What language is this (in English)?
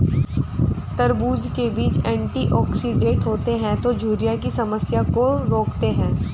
Hindi